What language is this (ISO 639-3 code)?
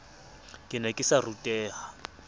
sot